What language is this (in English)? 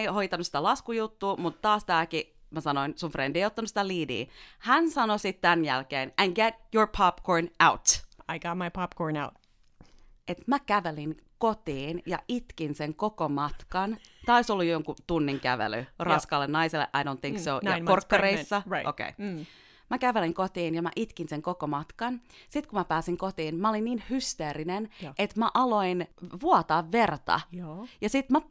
Finnish